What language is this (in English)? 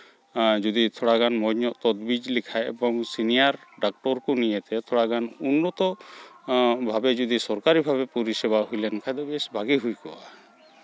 Santali